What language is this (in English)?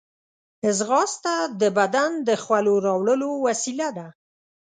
Pashto